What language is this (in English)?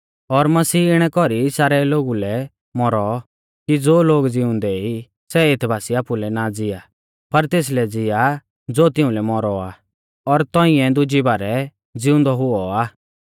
Mahasu Pahari